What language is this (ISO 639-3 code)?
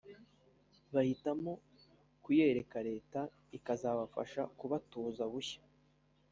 kin